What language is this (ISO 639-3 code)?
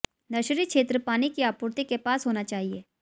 hin